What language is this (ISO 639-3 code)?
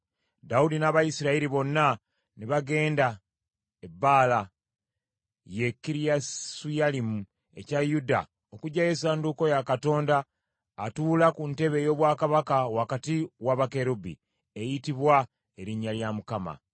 lug